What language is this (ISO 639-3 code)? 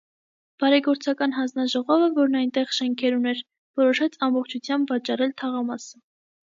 hye